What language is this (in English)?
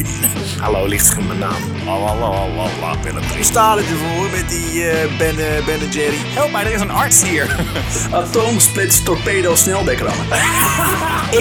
Dutch